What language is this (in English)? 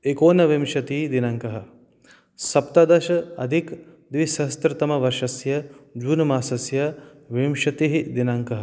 Sanskrit